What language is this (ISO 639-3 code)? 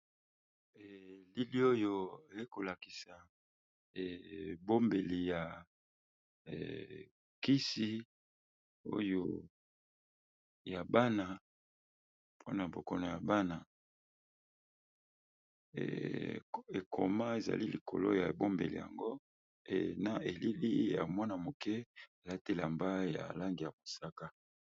lin